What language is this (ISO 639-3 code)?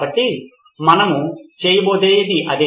tel